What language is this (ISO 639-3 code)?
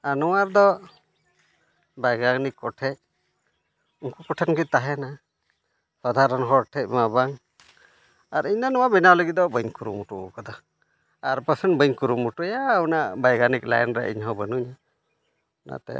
sat